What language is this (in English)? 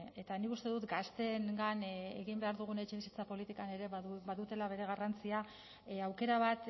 Basque